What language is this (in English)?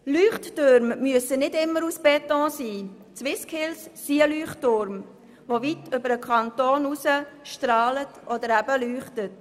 Swiss German